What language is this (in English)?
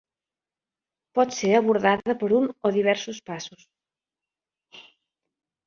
Catalan